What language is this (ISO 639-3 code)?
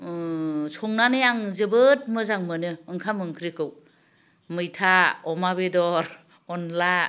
brx